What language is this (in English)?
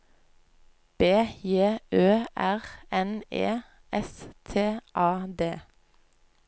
Norwegian